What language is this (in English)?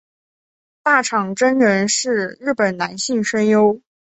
Chinese